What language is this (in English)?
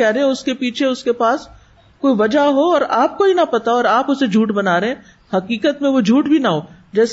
Urdu